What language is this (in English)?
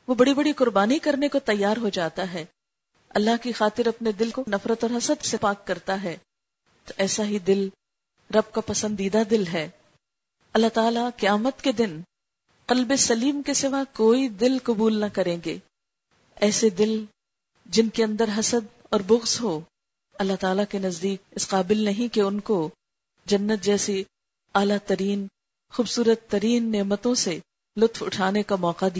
Urdu